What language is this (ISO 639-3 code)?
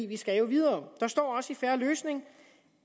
dan